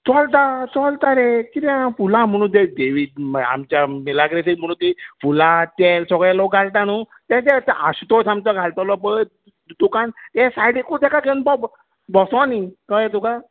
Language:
Konkani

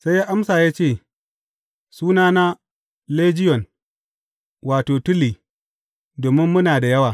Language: Hausa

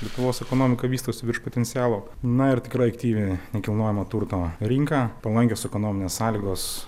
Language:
Lithuanian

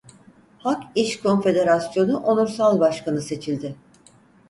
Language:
Turkish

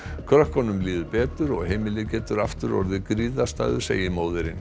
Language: Icelandic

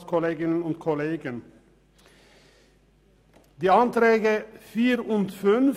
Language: Swiss German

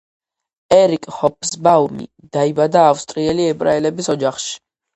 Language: Georgian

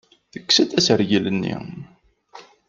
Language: Kabyle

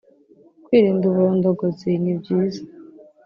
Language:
Kinyarwanda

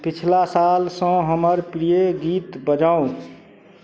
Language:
Maithili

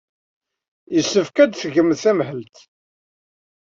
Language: Kabyle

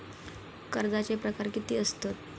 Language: Marathi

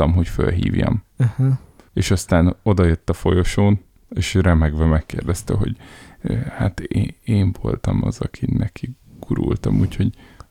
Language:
Hungarian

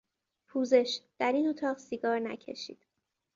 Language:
Persian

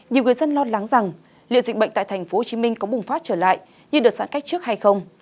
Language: Vietnamese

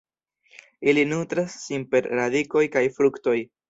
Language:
Esperanto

